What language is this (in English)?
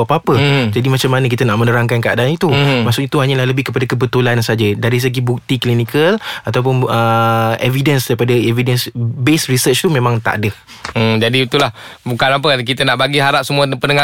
Malay